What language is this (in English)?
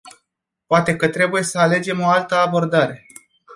Romanian